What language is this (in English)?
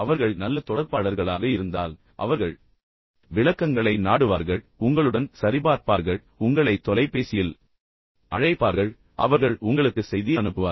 Tamil